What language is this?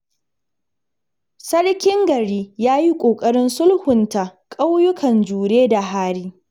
Hausa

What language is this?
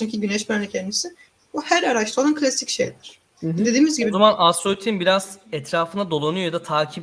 Turkish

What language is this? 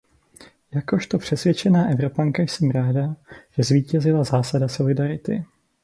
Czech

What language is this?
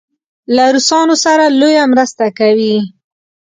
Pashto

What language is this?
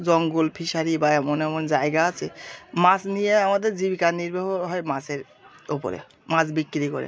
Bangla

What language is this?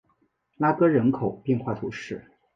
Chinese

